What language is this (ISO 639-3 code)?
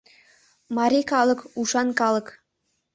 chm